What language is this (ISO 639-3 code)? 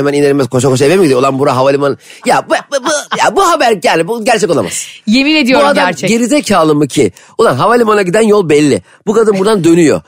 tur